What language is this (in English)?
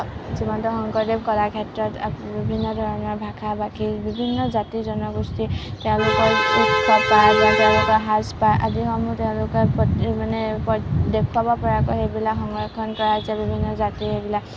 Assamese